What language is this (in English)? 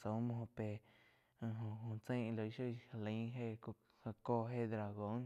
Quiotepec Chinantec